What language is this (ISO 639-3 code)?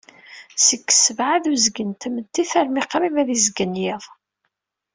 kab